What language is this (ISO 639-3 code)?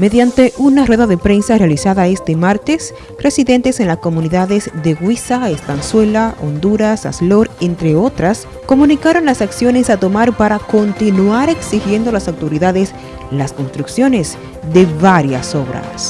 spa